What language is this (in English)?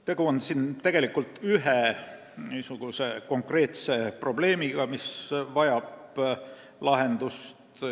Estonian